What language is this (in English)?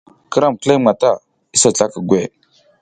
South Giziga